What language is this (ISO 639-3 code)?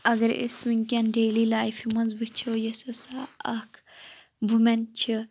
kas